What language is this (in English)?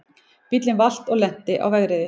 Icelandic